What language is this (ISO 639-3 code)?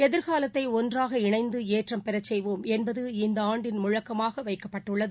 tam